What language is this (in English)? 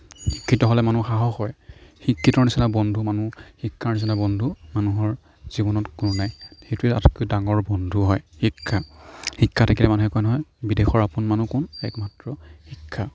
Assamese